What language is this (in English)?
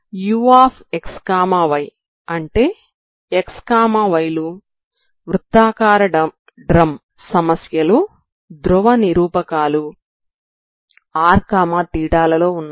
Telugu